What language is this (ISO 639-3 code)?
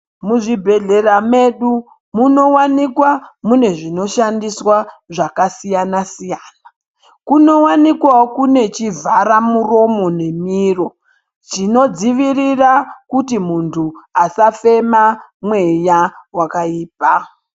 ndc